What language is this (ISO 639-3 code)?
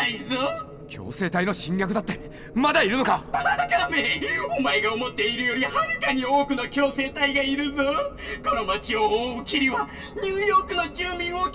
jpn